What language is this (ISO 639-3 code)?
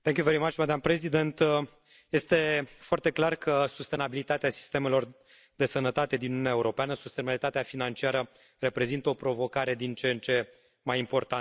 ron